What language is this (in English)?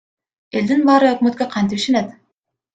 Kyrgyz